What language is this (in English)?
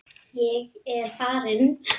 Icelandic